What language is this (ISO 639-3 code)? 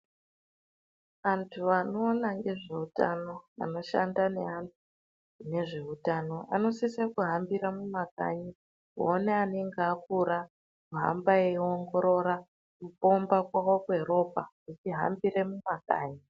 ndc